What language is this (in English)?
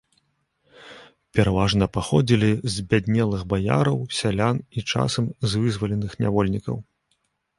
Belarusian